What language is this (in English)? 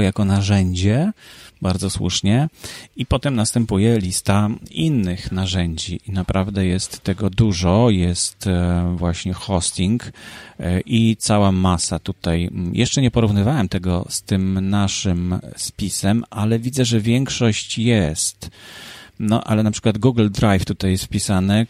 Polish